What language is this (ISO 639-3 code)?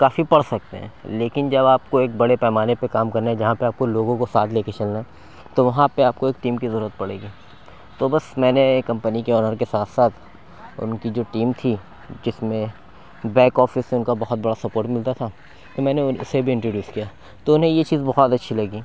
urd